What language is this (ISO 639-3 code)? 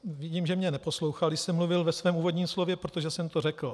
ces